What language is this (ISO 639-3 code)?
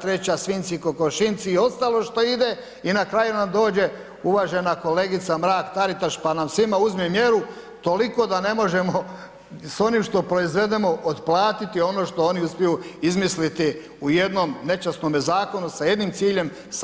hrv